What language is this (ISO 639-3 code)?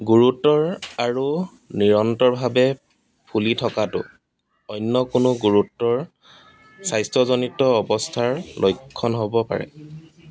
asm